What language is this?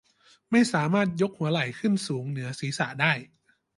Thai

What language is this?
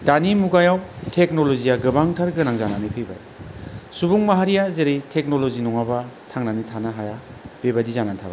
Bodo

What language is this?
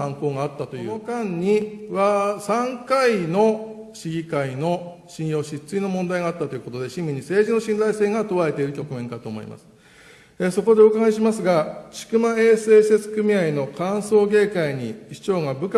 Japanese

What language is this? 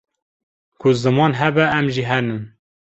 Kurdish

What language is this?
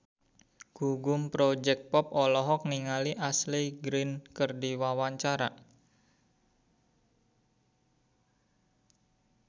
Sundanese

